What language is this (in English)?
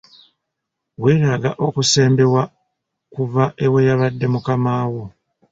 Ganda